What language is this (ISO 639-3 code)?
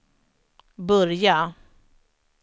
swe